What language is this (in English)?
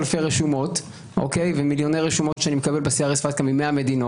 Hebrew